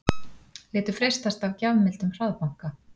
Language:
Icelandic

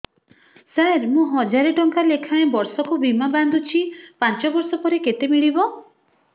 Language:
Odia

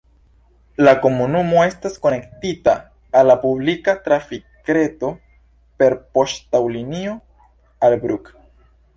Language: Esperanto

